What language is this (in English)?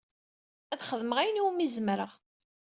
Kabyle